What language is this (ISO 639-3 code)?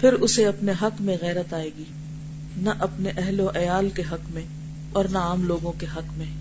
urd